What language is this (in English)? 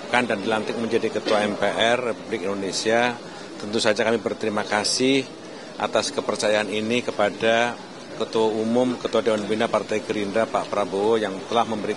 Indonesian